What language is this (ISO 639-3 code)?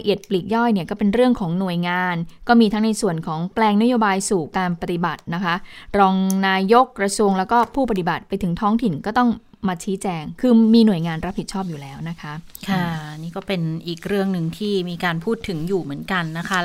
tha